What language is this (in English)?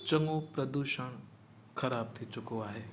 Sindhi